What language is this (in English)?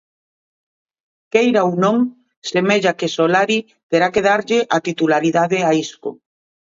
Galician